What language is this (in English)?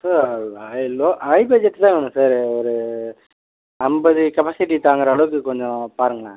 Tamil